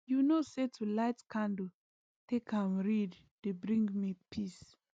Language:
Nigerian Pidgin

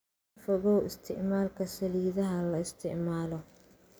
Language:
Somali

